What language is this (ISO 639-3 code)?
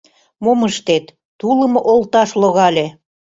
chm